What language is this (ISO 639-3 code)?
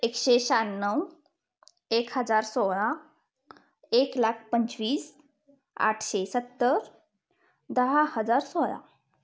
mar